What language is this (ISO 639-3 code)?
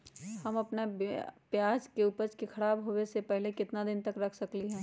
mag